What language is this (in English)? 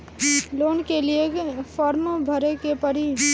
Bhojpuri